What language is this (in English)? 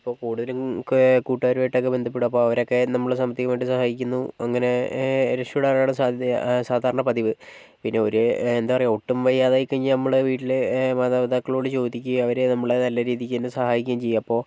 Malayalam